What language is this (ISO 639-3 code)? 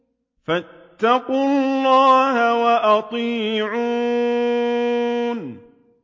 ara